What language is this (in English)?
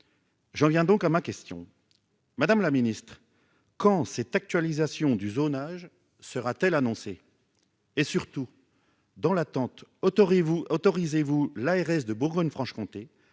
French